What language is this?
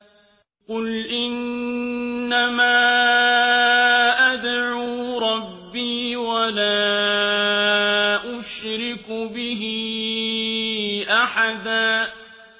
Arabic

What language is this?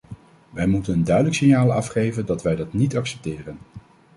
Dutch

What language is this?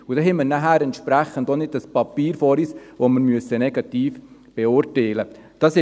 Swiss German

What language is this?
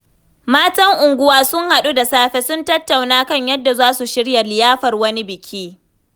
Hausa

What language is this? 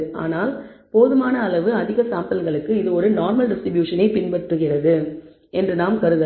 Tamil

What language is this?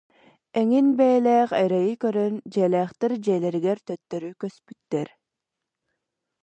Yakut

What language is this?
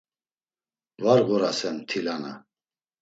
Laz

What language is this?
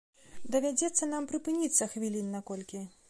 Belarusian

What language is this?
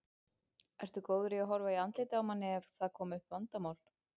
Icelandic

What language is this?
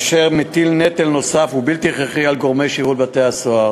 Hebrew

